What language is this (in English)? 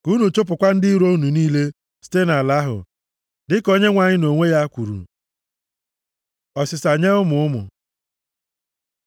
Igbo